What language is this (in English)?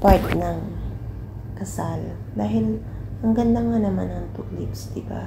Filipino